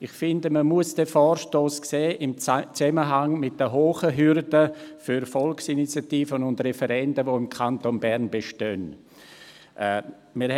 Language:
Swiss German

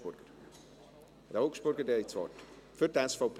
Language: Swiss German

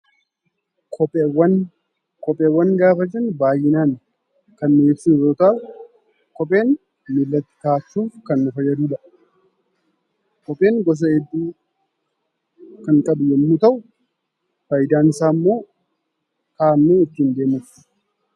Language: Oromo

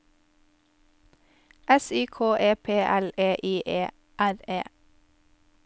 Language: Norwegian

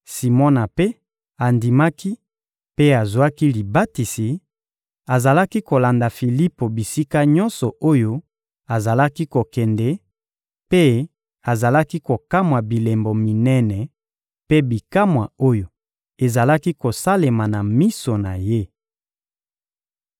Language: Lingala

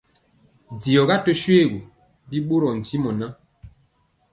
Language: Mpiemo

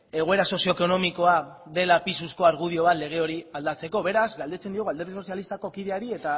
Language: Basque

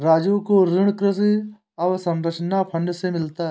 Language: Hindi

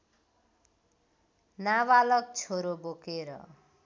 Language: Nepali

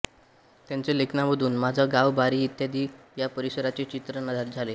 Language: Marathi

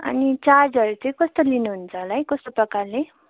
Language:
Nepali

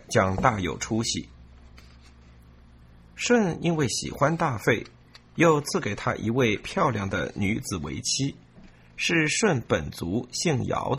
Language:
Chinese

